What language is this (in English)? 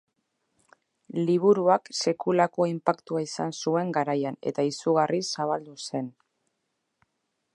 Basque